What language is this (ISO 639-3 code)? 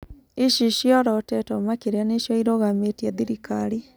kik